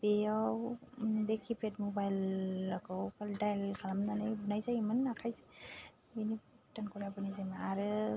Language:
Bodo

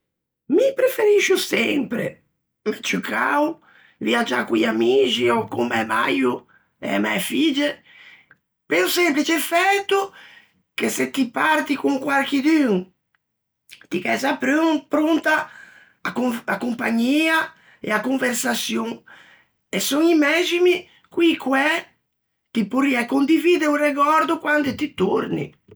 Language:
Ligurian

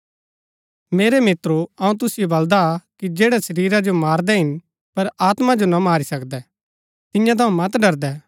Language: Gaddi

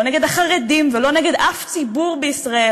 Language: Hebrew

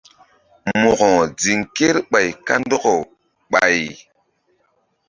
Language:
Mbum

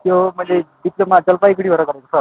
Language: Nepali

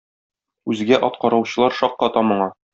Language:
Tatar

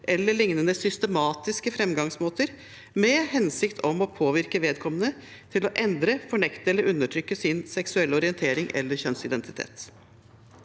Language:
Norwegian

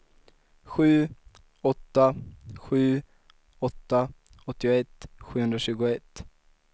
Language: Swedish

